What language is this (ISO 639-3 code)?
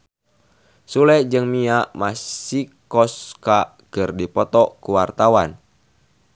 sun